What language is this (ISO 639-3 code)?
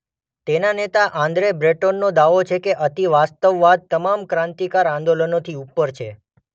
guj